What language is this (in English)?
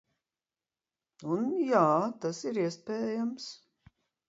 Latvian